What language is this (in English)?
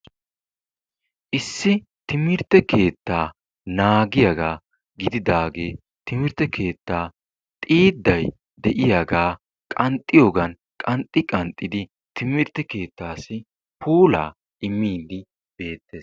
Wolaytta